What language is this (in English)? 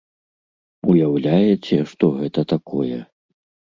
Belarusian